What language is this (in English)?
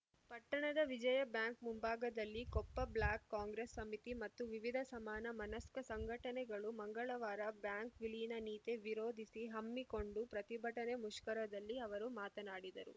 Kannada